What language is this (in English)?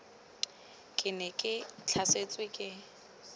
Tswana